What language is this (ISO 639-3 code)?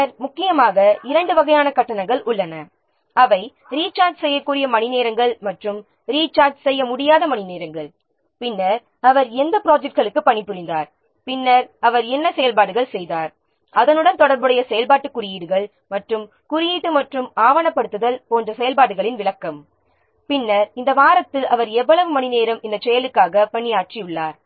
tam